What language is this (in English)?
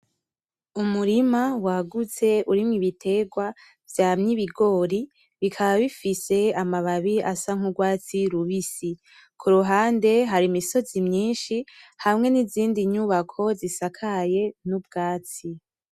Rundi